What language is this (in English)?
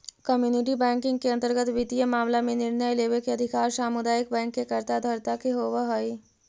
Magahi